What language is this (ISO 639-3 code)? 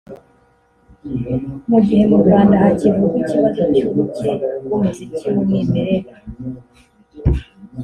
kin